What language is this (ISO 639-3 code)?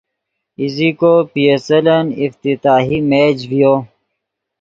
ydg